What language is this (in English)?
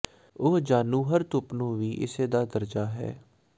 Punjabi